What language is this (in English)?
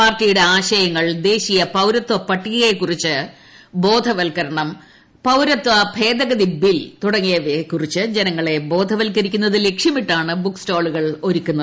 Malayalam